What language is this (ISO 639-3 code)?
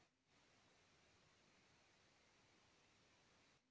bho